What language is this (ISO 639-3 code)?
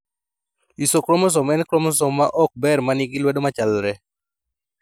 luo